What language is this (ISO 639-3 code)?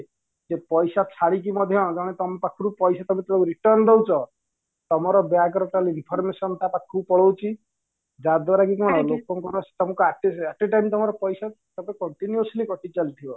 ori